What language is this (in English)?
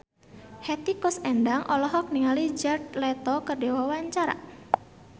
Sundanese